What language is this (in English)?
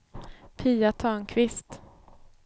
Swedish